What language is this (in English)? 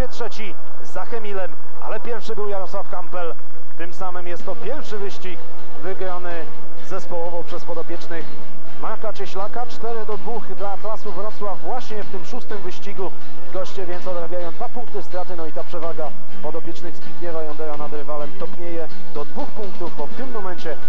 Polish